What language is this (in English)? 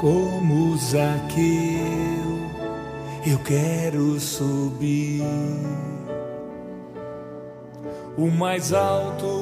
Italian